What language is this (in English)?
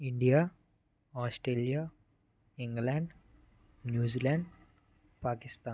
Telugu